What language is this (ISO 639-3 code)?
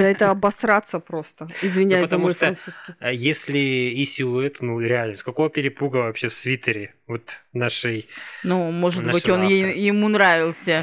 rus